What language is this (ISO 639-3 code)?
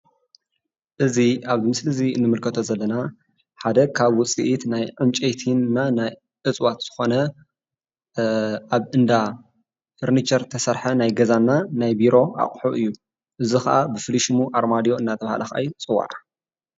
tir